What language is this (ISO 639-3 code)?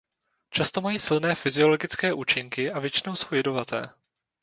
ces